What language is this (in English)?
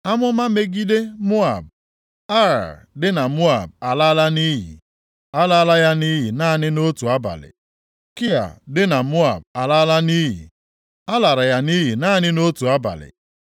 Igbo